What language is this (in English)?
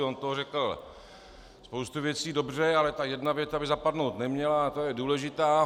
Czech